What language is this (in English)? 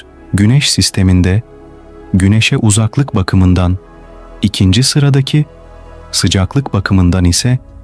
Turkish